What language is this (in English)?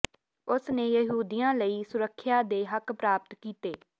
Punjabi